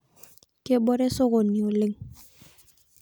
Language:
Masai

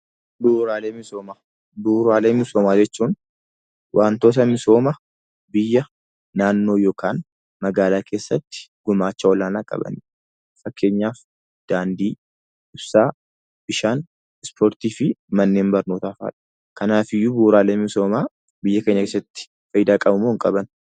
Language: Oromo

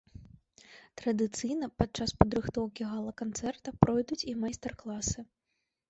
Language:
Belarusian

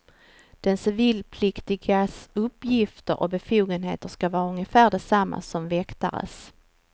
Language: Swedish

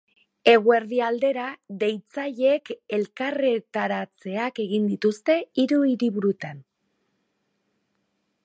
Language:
Basque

